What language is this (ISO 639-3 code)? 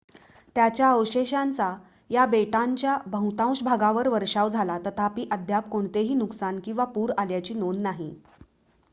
mar